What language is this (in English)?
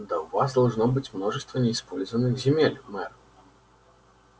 Russian